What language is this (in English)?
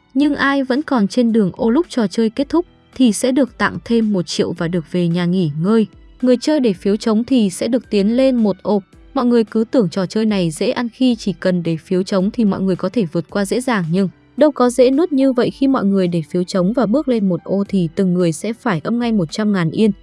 Vietnamese